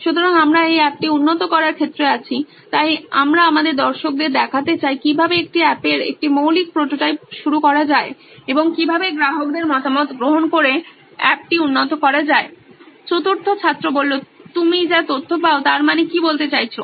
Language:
Bangla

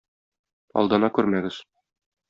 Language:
Tatar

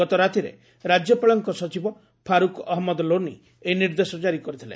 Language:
Odia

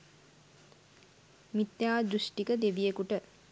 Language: Sinhala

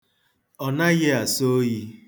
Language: Igbo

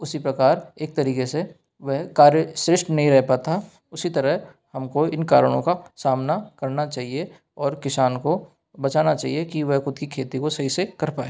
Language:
Hindi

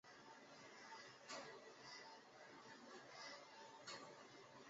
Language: Chinese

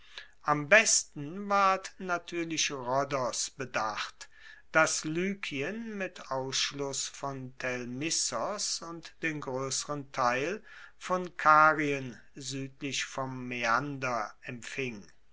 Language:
German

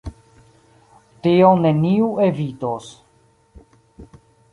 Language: Esperanto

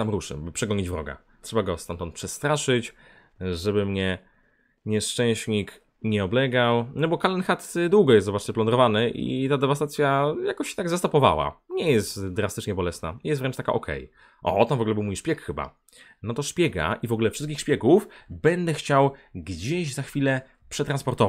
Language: Polish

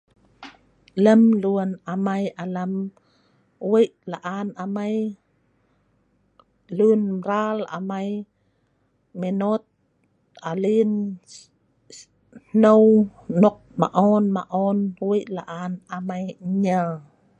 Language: Sa'ban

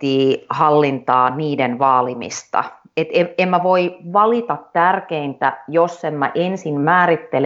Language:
Finnish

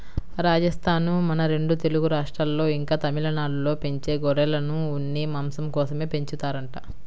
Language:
Telugu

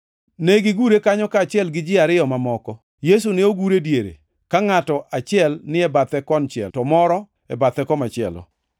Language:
Luo (Kenya and Tanzania)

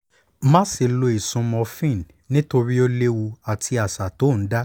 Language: Yoruba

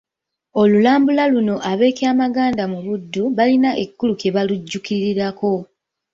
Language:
Ganda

